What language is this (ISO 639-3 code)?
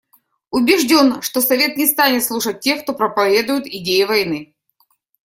rus